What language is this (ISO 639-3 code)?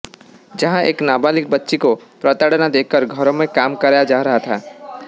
hin